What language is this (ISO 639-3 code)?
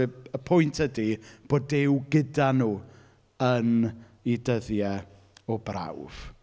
cym